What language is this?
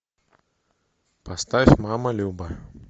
Russian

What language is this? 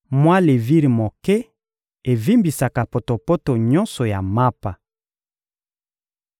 Lingala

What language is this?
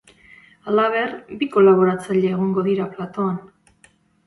Basque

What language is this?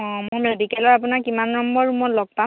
Assamese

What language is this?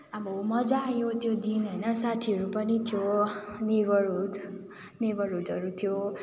Nepali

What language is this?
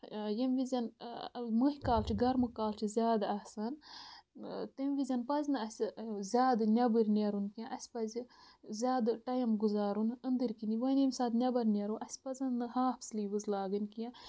Kashmiri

